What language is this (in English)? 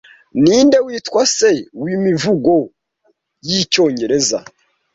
Kinyarwanda